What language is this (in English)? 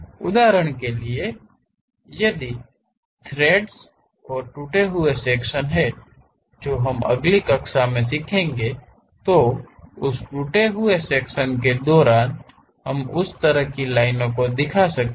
Hindi